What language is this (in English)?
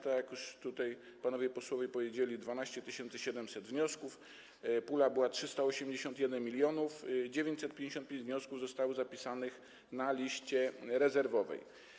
Polish